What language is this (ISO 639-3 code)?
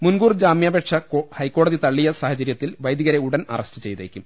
mal